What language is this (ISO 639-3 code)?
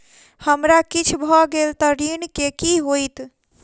mai